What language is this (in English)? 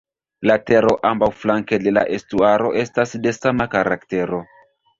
Esperanto